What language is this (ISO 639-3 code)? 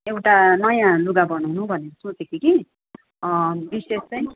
nep